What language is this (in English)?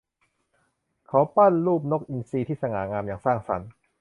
Thai